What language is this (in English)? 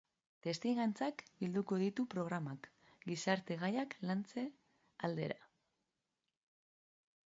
Basque